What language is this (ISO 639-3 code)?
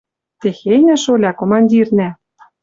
mrj